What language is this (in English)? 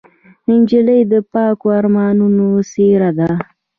Pashto